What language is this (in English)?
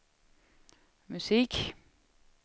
Swedish